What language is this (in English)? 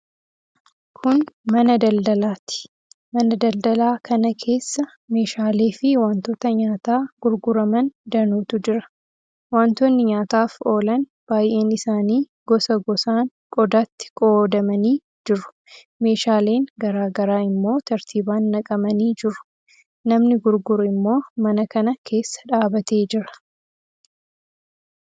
Oromo